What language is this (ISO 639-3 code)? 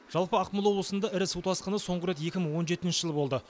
kaz